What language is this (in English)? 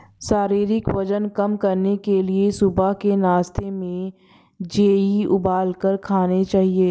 Hindi